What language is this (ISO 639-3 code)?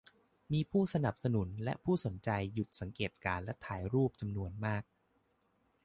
tha